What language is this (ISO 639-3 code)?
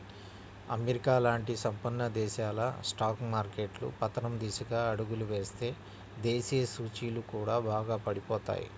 tel